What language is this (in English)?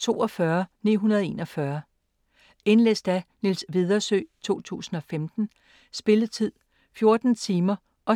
Danish